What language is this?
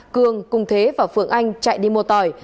Vietnamese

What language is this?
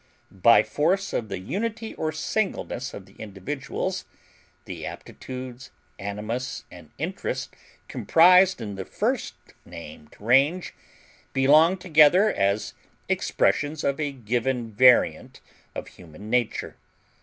English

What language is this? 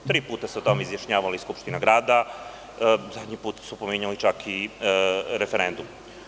Serbian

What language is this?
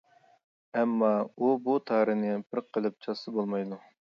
Uyghur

